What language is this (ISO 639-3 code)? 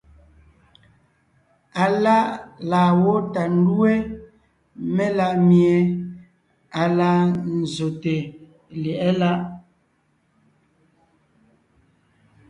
nnh